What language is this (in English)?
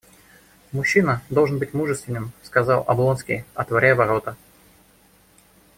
Russian